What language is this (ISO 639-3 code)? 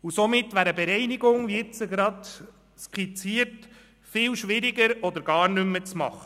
gsw